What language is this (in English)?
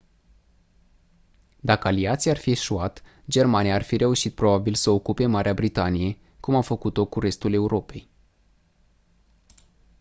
Romanian